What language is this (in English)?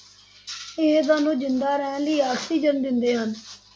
Punjabi